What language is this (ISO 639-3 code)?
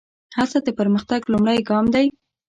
pus